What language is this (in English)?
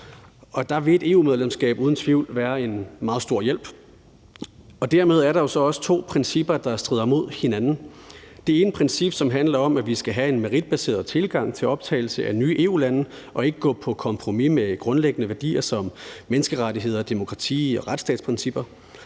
Danish